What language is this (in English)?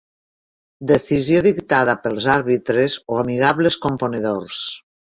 Catalan